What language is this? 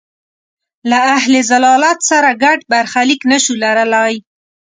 Pashto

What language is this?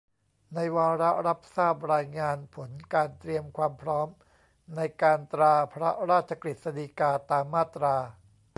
Thai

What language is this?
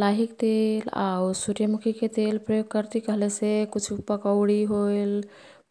Kathoriya Tharu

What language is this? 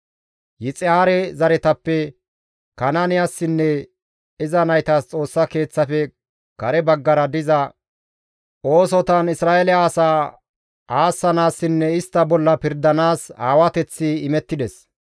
Gamo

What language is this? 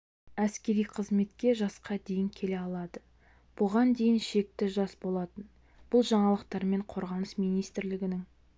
Kazakh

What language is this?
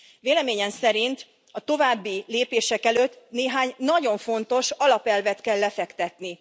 Hungarian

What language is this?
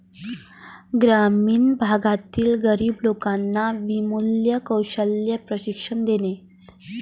Marathi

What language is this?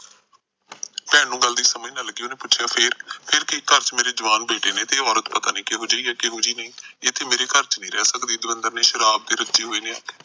Punjabi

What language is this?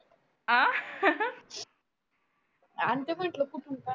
Marathi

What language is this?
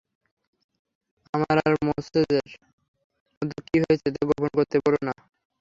Bangla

